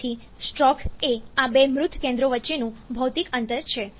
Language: Gujarati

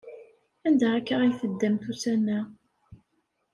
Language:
Kabyle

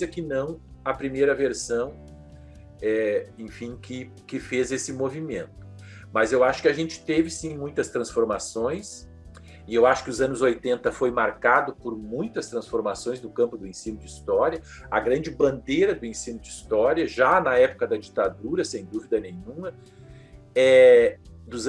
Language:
Portuguese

